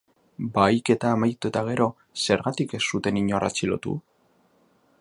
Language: Basque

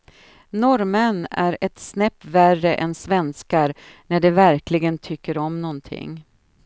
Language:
Swedish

